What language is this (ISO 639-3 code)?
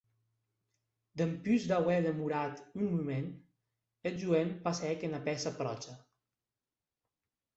oci